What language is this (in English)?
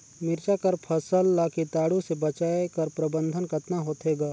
Chhattisgarhi